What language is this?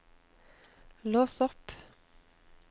Norwegian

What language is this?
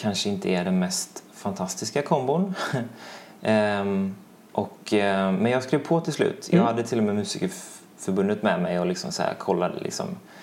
Swedish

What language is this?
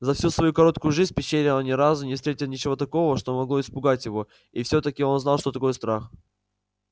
Russian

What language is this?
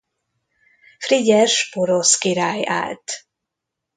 Hungarian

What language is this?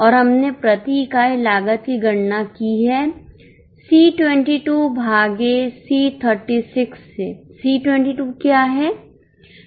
Hindi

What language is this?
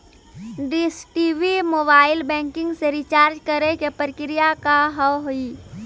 Maithili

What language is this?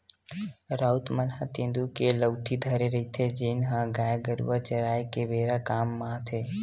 Chhattisgarhi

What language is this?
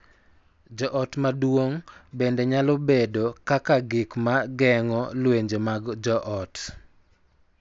Luo (Kenya and Tanzania)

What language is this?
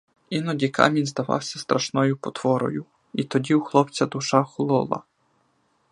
Ukrainian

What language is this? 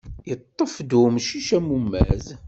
Kabyle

